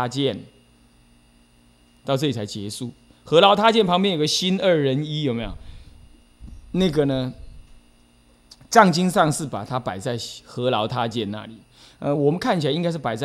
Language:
Chinese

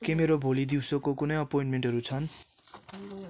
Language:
Nepali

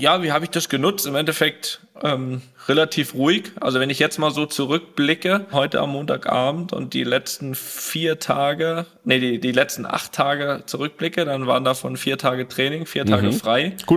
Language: German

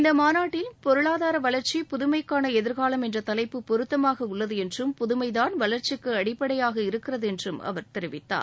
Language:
Tamil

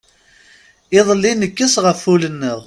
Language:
Kabyle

